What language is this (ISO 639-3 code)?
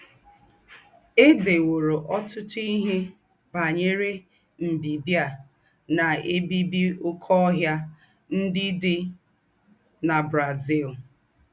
ibo